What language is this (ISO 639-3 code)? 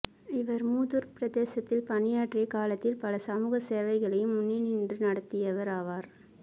tam